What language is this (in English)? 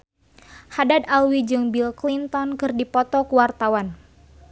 Sundanese